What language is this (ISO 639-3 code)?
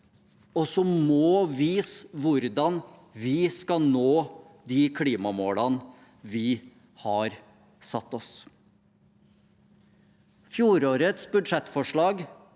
nor